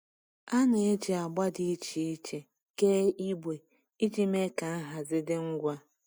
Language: Igbo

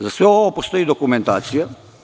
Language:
Serbian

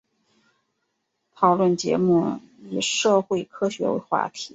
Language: Chinese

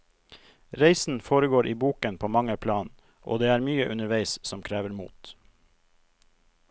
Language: Norwegian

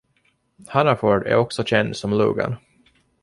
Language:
Swedish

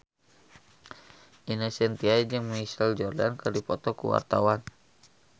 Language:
Sundanese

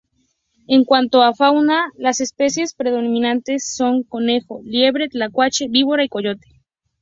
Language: Spanish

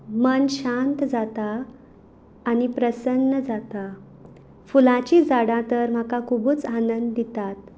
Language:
Konkani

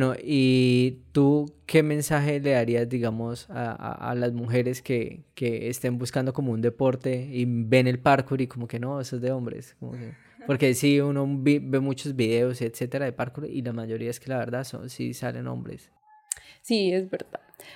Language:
Spanish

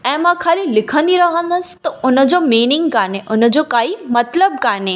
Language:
Sindhi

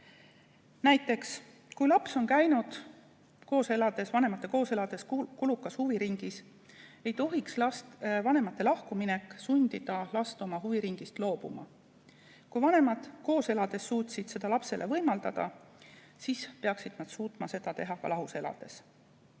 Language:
Estonian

